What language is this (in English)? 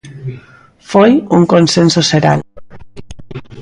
Galician